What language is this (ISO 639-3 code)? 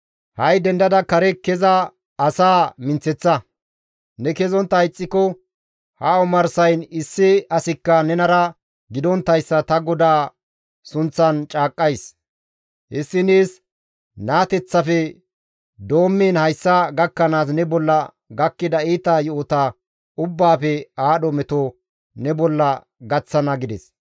gmv